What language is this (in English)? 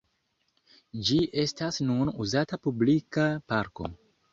Esperanto